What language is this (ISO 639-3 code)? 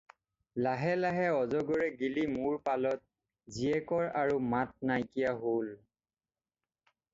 asm